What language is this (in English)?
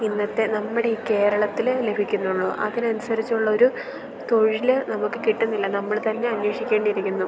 Malayalam